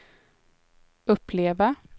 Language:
Swedish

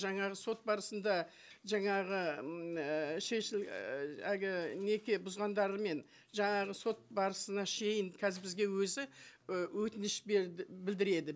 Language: Kazakh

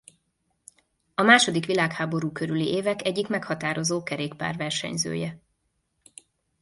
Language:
Hungarian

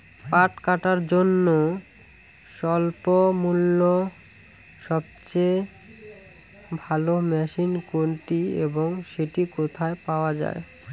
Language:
Bangla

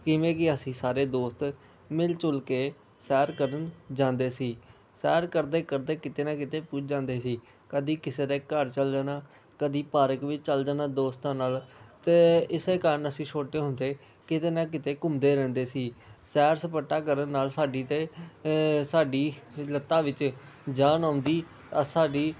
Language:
Punjabi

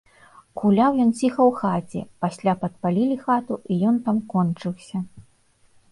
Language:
Belarusian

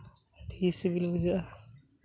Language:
Santali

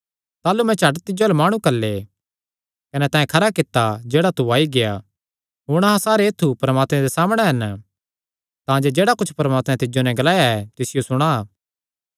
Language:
Kangri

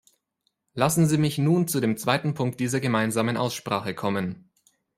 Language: German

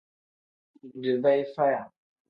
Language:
Tem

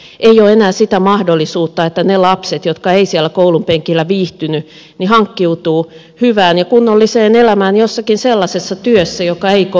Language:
Finnish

